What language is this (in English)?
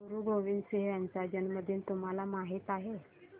Marathi